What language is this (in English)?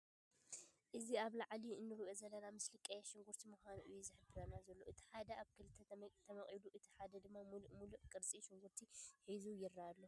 Tigrinya